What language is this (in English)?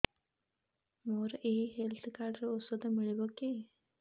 Odia